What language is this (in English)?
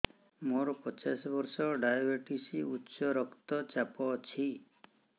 Odia